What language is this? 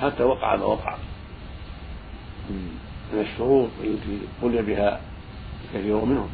Arabic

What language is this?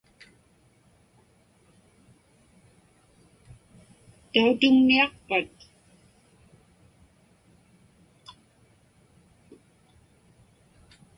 Inupiaq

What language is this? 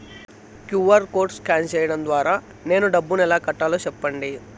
Telugu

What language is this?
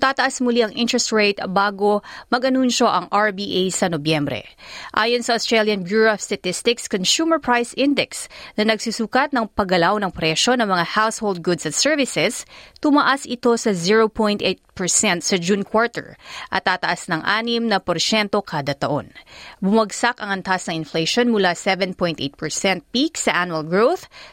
Filipino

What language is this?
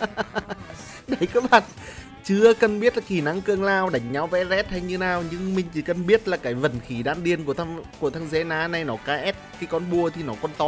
Vietnamese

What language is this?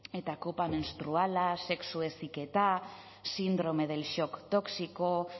Basque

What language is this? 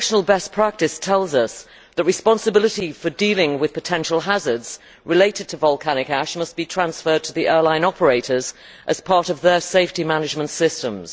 English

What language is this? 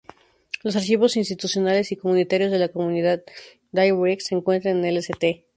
Spanish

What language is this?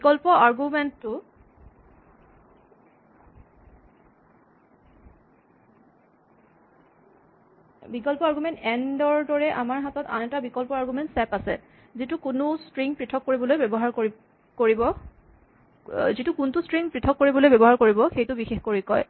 Assamese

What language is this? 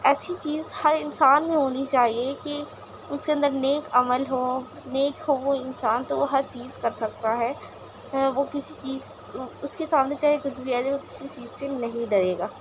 Urdu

